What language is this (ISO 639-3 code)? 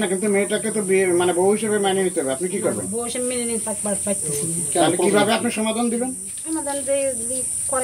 ron